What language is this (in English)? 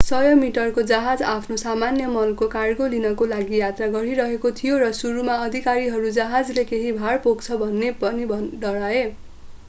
Nepali